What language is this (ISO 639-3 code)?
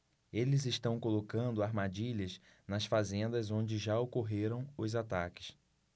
por